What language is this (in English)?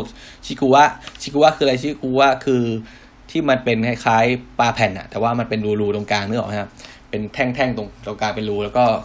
Thai